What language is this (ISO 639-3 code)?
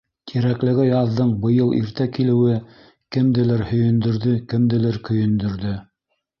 bak